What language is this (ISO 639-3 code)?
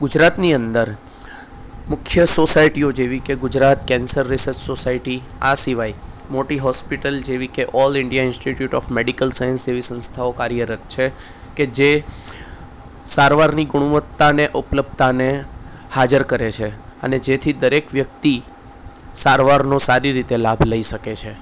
guj